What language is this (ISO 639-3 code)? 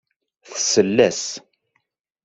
kab